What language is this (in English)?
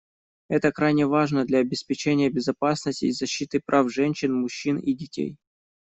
Russian